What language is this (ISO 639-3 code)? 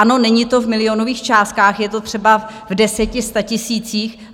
ces